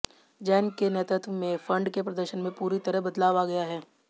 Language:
Hindi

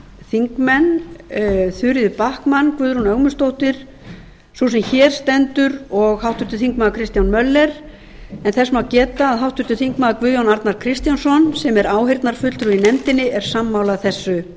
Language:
Icelandic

